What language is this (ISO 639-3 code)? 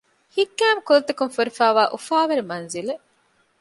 div